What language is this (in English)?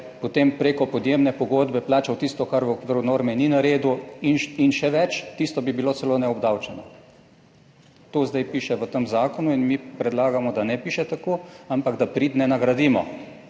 Slovenian